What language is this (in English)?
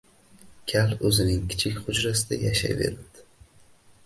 Uzbek